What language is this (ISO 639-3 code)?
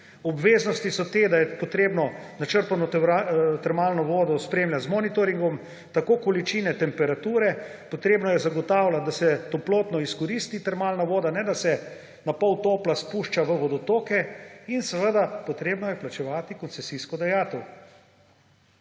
slv